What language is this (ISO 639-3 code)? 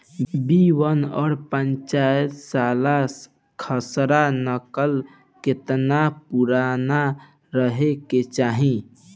bho